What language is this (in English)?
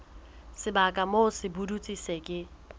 Southern Sotho